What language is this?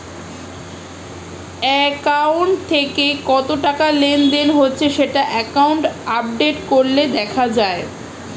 Bangla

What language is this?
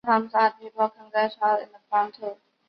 Chinese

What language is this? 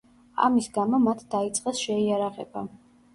Georgian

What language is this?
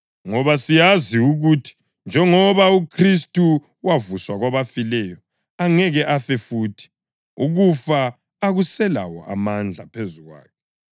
North Ndebele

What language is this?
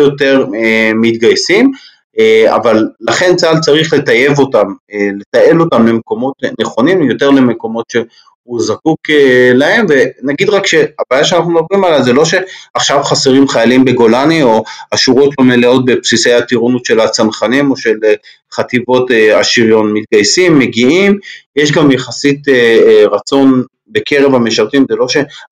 Hebrew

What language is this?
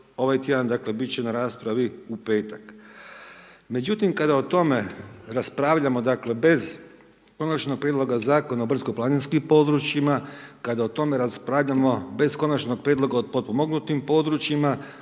Croatian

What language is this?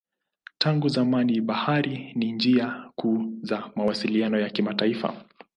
Swahili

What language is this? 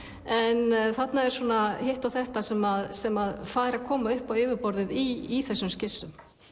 Icelandic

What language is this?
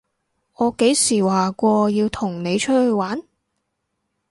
Cantonese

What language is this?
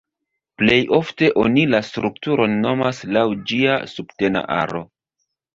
Esperanto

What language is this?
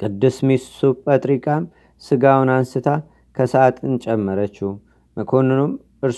Amharic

